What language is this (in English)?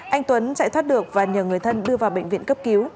Vietnamese